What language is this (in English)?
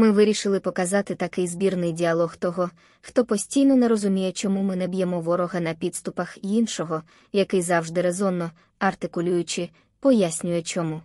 Ukrainian